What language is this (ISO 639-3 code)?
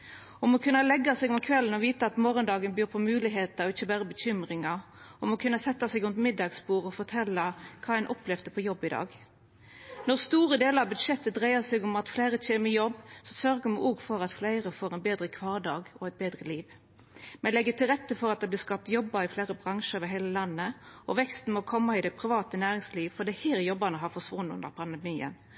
nno